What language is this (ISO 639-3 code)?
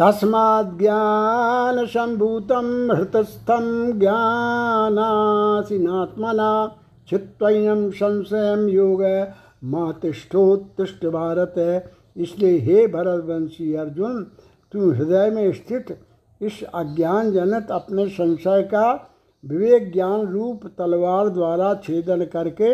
hin